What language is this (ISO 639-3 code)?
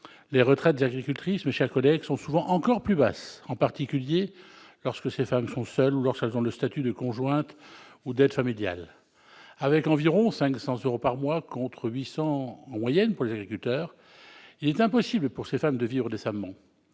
fra